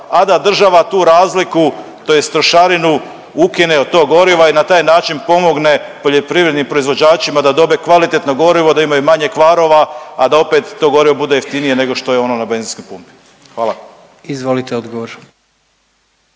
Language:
Croatian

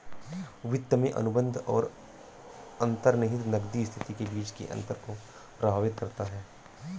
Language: Hindi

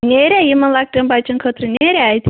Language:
Kashmiri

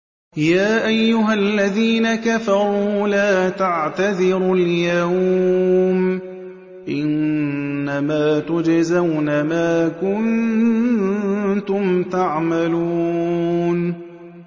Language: Arabic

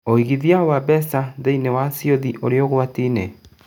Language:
Kikuyu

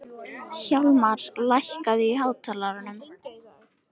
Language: Icelandic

